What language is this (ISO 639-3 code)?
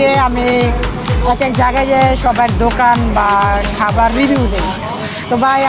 ind